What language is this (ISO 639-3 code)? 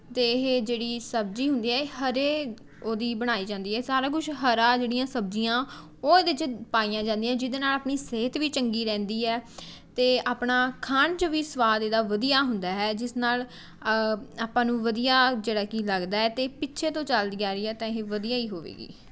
pan